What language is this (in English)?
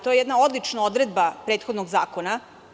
Serbian